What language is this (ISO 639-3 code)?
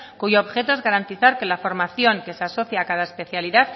spa